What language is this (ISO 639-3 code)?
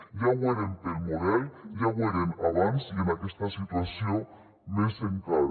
cat